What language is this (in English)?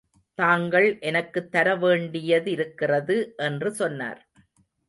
Tamil